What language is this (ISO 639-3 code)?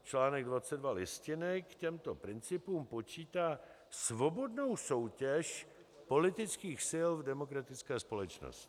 ces